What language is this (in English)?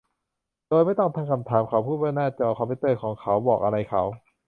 Thai